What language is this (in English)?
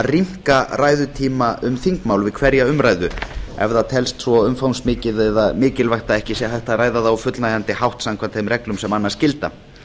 Icelandic